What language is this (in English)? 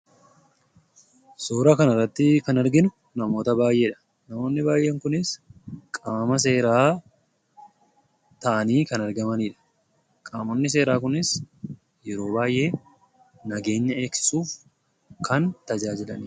Oromo